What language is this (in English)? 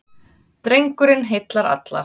Icelandic